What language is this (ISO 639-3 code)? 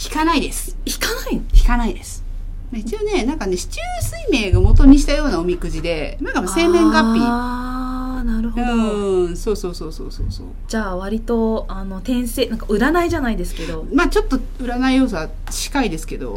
jpn